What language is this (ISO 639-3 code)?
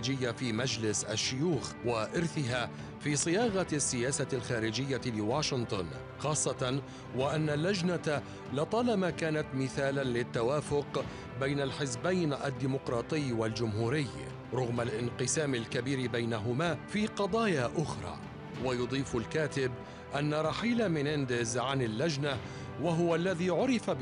ara